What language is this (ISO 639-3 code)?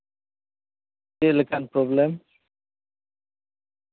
sat